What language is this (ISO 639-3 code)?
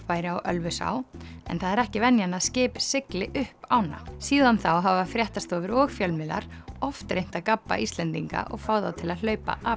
isl